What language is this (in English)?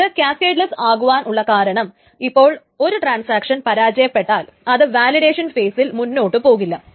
Malayalam